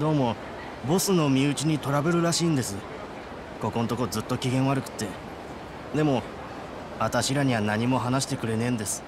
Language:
Japanese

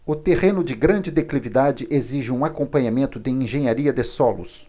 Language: Portuguese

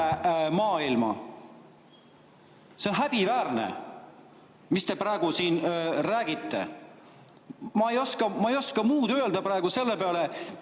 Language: Estonian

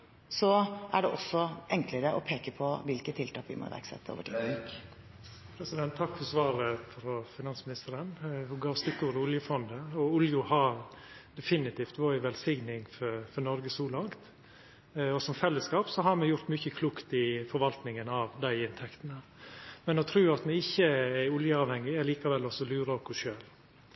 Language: Norwegian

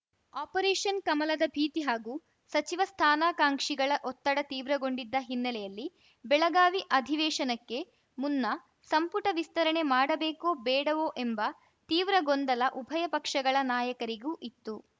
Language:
Kannada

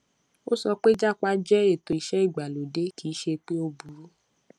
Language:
Yoruba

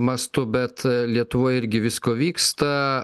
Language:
Lithuanian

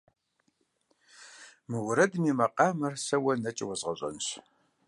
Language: Kabardian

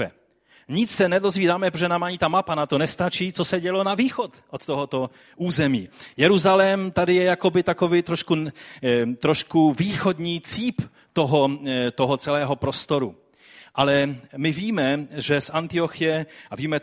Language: Czech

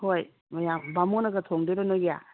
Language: Manipuri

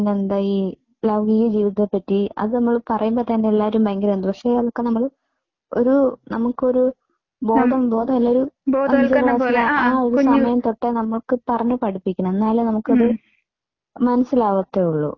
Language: Malayalam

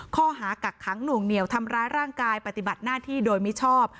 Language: Thai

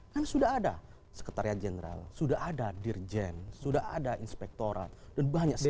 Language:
Indonesian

